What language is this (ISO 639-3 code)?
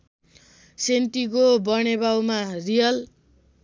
nep